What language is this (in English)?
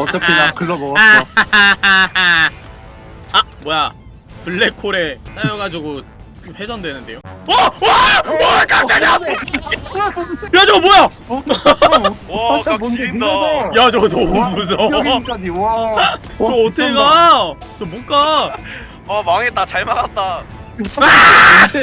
Korean